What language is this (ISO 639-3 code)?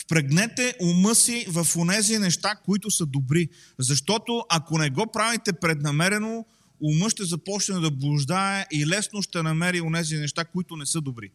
bul